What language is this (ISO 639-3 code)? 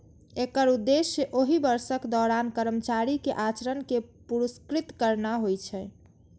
mai